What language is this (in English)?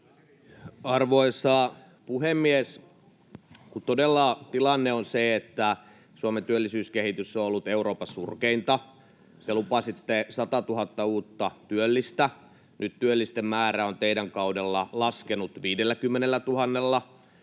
Finnish